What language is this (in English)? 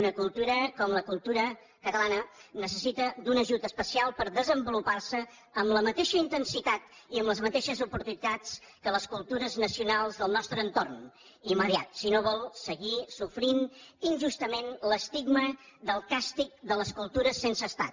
Catalan